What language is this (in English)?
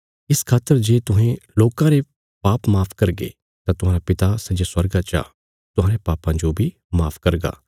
Bilaspuri